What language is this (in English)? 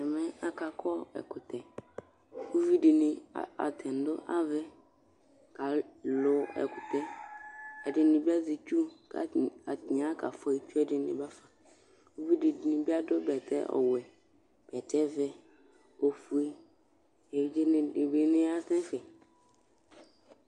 Ikposo